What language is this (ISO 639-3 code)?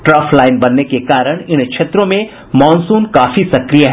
hin